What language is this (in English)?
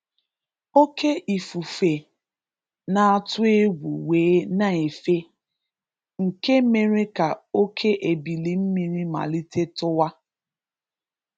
Igbo